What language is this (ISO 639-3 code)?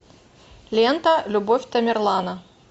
rus